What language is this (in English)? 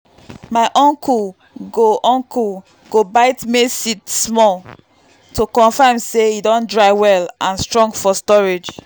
Nigerian Pidgin